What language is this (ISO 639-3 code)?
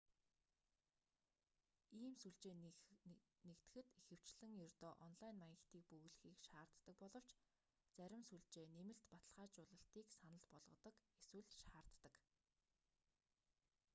mon